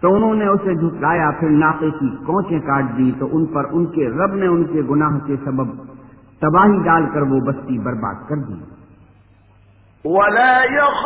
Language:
Urdu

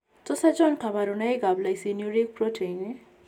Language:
Kalenjin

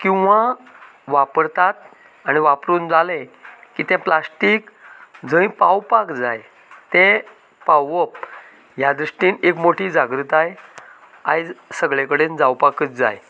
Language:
Konkani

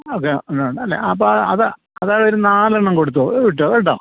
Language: Malayalam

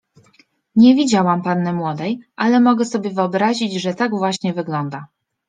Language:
Polish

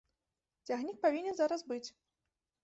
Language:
Belarusian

